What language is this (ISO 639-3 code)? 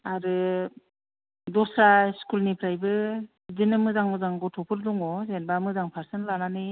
brx